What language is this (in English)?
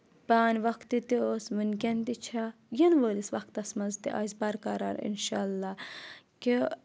Kashmiri